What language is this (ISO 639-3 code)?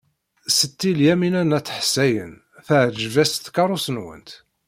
kab